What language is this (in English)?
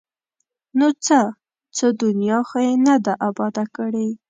Pashto